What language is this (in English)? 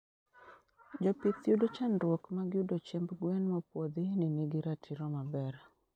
Luo (Kenya and Tanzania)